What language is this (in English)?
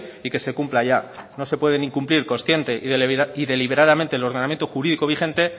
Spanish